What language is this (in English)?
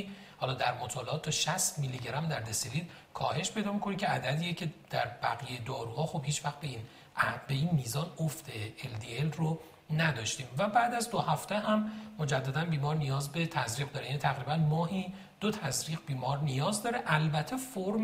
Persian